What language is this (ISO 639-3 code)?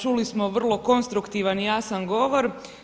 hrv